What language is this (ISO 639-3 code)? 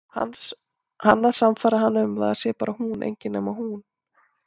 isl